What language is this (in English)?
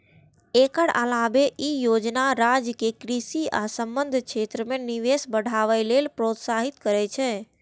Maithili